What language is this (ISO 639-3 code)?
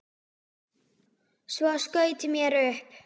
isl